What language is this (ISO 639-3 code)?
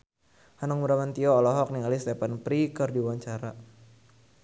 sun